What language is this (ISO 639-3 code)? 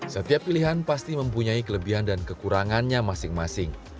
ind